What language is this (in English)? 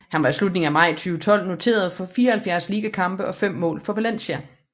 Danish